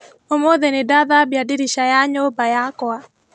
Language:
Kikuyu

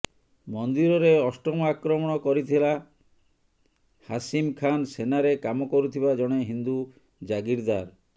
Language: Odia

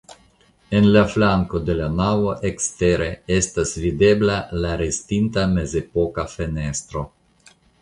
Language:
Esperanto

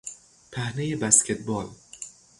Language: Persian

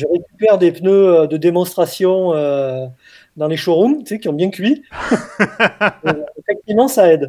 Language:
French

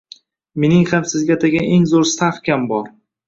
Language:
Uzbek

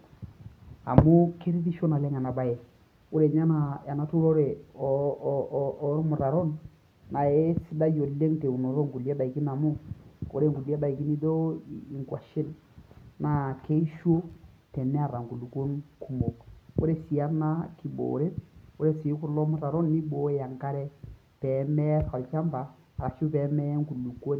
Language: Masai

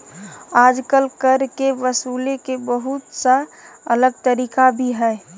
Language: Magahi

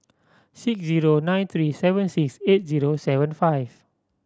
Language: English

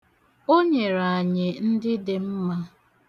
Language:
Igbo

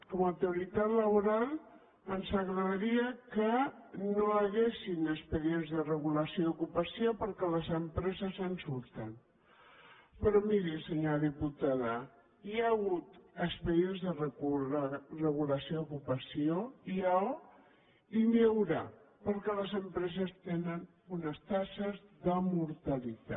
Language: Catalan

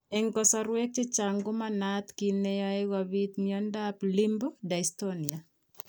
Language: Kalenjin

